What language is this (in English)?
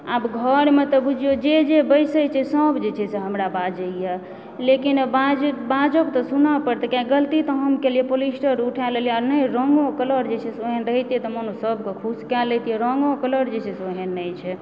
Maithili